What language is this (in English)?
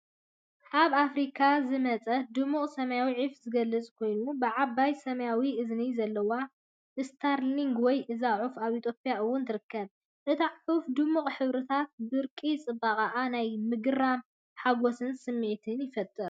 Tigrinya